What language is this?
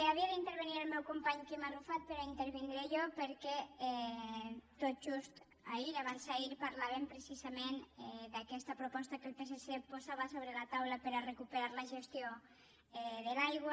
Catalan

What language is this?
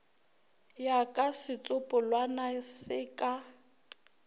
Northern Sotho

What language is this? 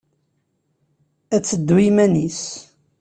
Kabyle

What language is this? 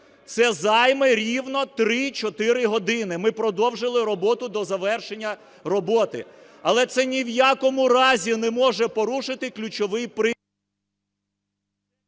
Ukrainian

